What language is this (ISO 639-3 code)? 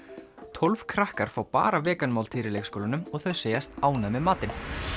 isl